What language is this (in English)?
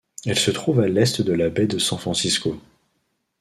French